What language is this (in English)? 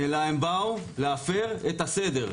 Hebrew